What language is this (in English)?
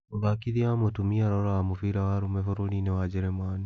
Kikuyu